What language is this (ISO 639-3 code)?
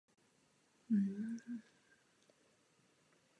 ces